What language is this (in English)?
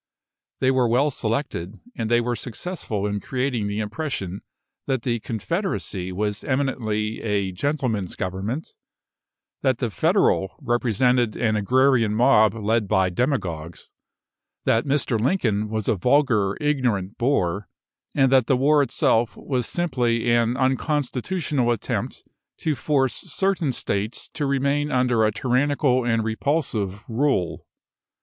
English